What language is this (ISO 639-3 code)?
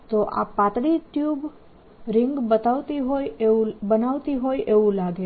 guj